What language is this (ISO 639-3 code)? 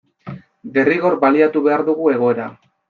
eus